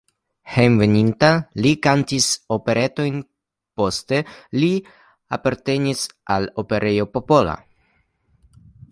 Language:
Esperanto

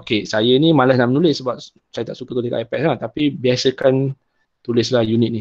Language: Malay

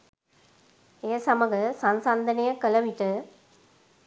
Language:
Sinhala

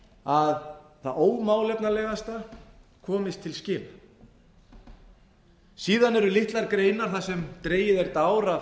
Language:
Icelandic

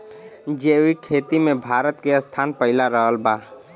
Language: Bhojpuri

